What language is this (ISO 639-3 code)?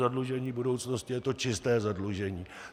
ces